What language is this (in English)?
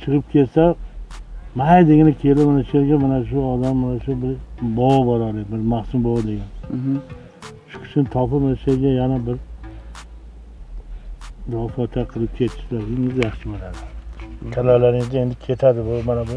Turkish